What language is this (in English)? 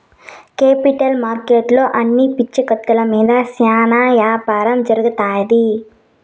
Telugu